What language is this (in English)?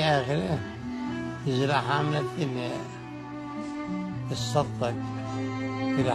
Arabic